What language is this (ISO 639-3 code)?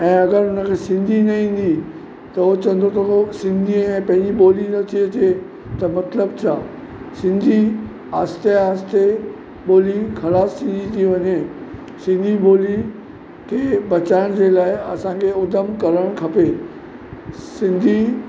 snd